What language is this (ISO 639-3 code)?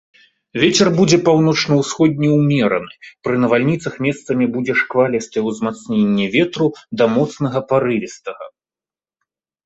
bel